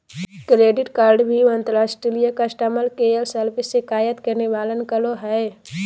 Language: Magahi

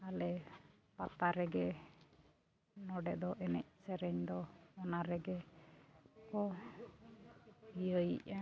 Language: Santali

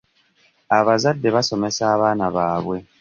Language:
Ganda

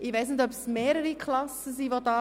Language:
Swiss German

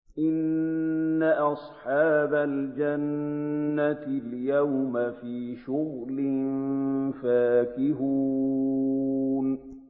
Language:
Arabic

